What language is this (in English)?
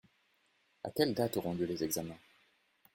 French